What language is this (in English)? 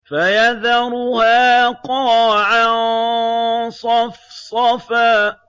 Arabic